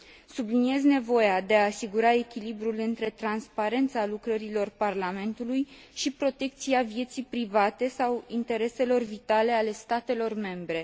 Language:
Romanian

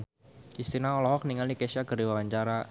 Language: Sundanese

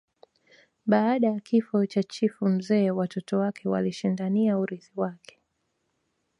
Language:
Swahili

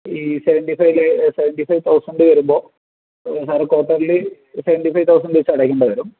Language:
Malayalam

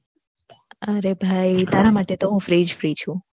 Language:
Gujarati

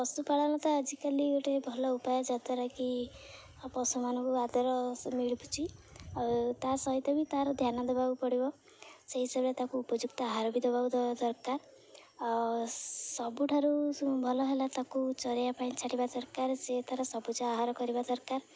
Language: Odia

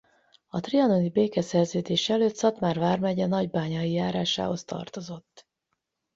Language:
Hungarian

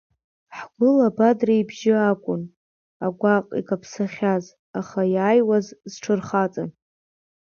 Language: Abkhazian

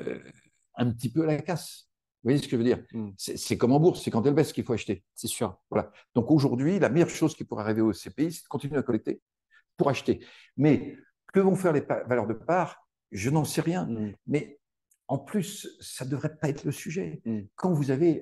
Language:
French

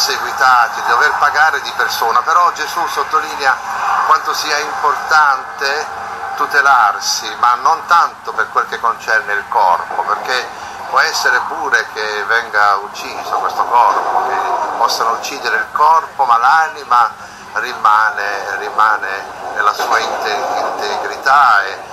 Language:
Italian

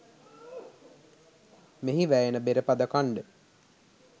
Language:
Sinhala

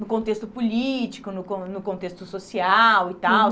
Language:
Portuguese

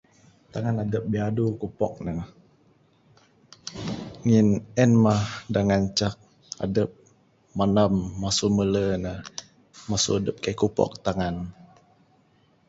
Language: Bukar-Sadung Bidayuh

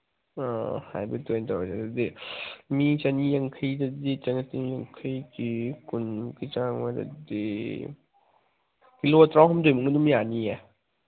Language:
Manipuri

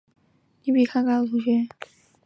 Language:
Chinese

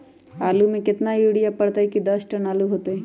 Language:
Magahi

